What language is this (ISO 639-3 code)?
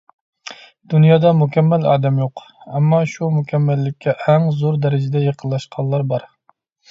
uig